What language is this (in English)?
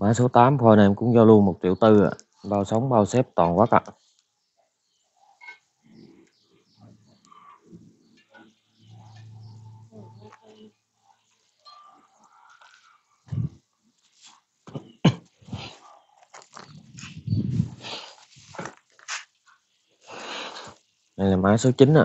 Vietnamese